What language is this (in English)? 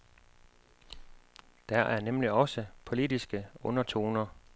Danish